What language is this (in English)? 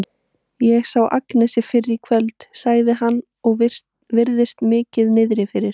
Icelandic